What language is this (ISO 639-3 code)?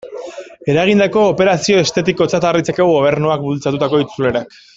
eus